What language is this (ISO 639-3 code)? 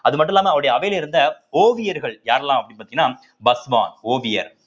tam